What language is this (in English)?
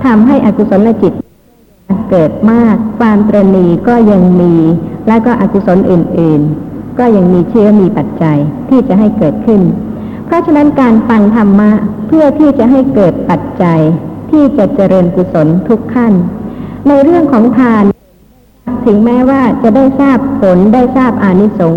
Thai